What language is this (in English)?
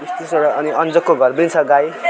Nepali